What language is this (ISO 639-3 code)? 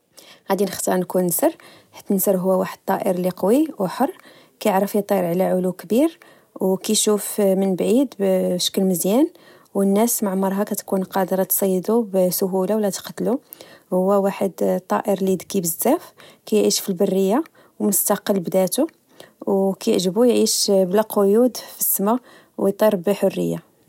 ary